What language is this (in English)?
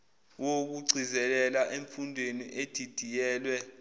Zulu